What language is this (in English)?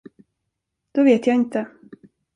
Swedish